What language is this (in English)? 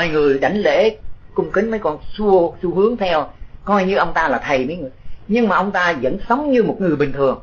Vietnamese